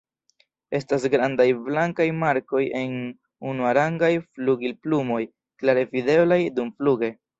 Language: Esperanto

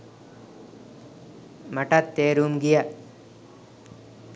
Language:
Sinhala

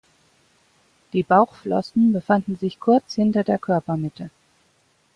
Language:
German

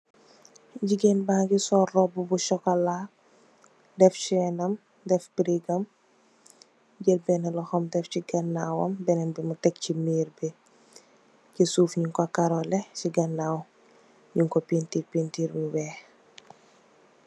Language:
Wolof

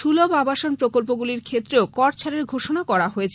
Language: Bangla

